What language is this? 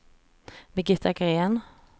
Swedish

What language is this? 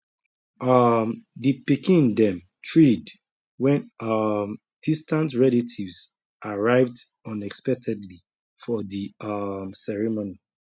Nigerian Pidgin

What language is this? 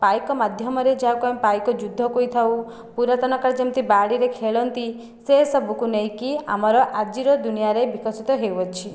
Odia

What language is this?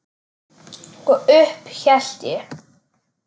Icelandic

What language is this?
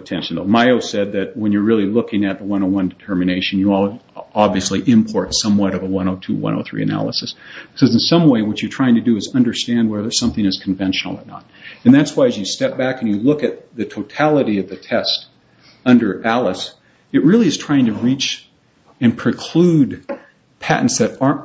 English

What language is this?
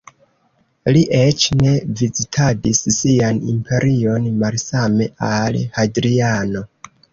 Esperanto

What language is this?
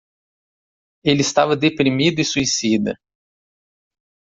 Portuguese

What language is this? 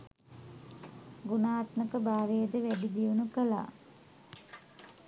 Sinhala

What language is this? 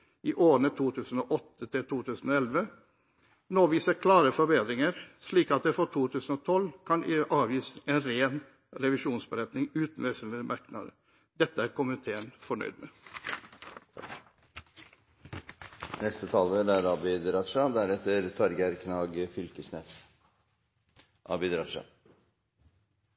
Norwegian Bokmål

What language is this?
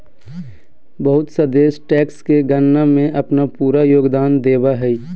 Magahi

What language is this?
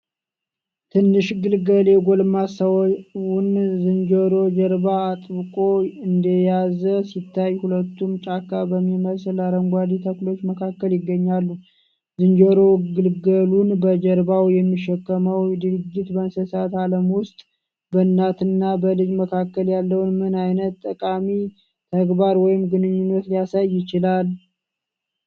Amharic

